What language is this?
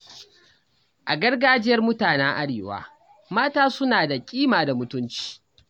Hausa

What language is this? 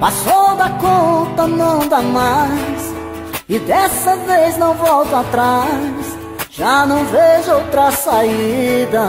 Portuguese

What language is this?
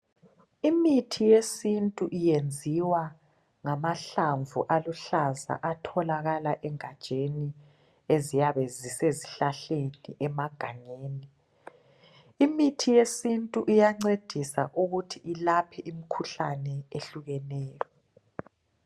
North Ndebele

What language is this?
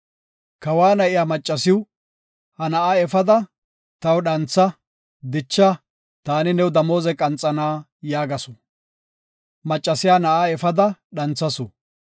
Gofa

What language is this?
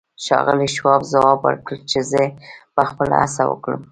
Pashto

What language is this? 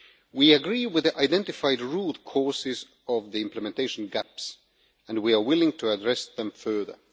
English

